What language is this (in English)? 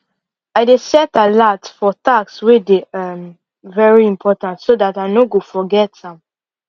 Nigerian Pidgin